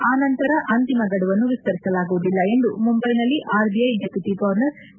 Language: Kannada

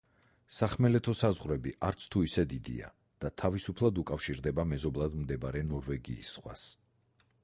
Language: Georgian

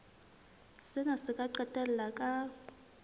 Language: Southern Sotho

